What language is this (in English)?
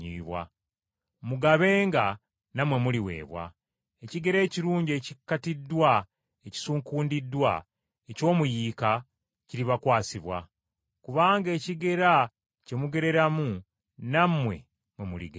Ganda